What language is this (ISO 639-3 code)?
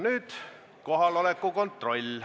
est